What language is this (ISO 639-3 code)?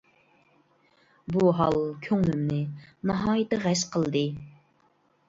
uig